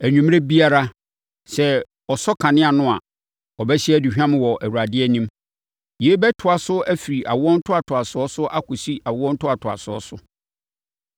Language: Akan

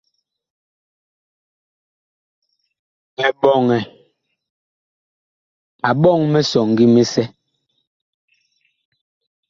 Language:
Bakoko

